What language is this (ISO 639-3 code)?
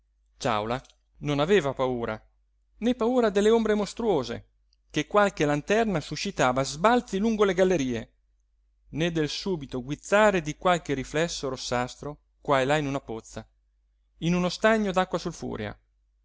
ita